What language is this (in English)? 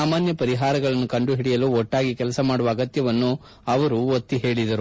Kannada